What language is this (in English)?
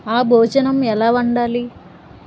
Telugu